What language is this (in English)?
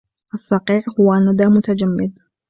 Arabic